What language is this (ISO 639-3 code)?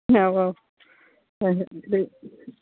mni